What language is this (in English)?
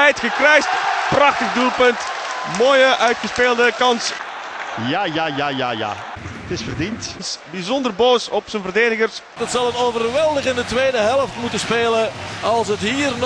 Dutch